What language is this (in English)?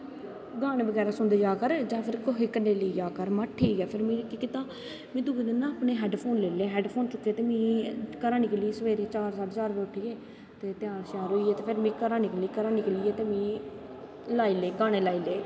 Dogri